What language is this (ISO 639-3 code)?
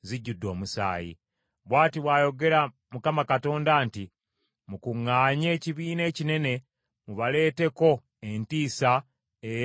lug